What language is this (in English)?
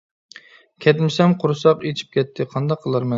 Uyghur